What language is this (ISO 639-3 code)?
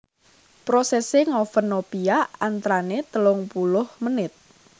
jav